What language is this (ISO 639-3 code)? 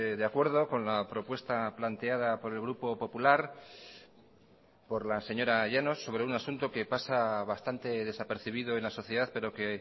spa